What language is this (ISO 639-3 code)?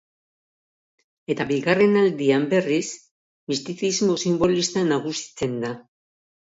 eus